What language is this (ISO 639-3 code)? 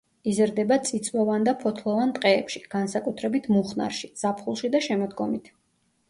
kat